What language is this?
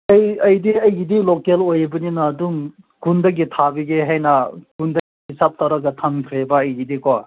Manipuri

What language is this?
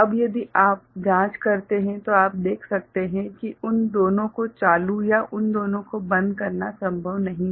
Hindi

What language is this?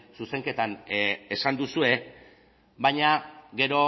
Basque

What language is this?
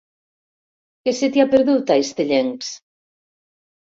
Catalan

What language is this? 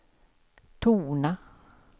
Swedish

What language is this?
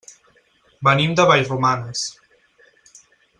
Catalan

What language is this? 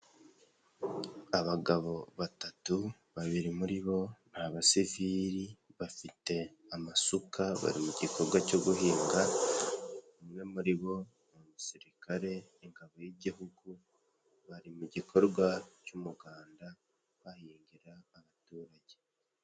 Kinyarwanda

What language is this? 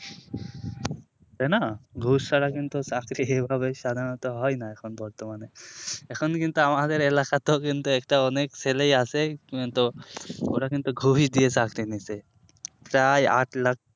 Bangla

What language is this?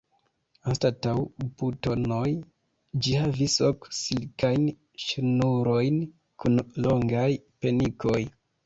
Esperanto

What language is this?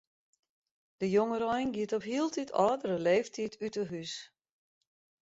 Western Frisian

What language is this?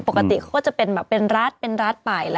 Thai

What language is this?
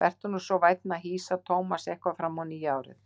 Icelandic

